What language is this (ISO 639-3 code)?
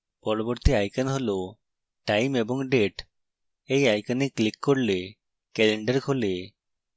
ben